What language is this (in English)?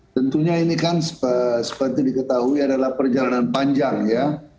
Indonesian